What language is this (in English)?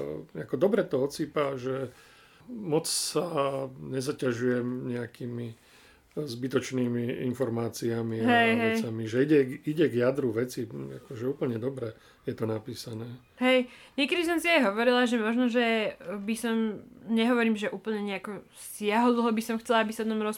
Slovak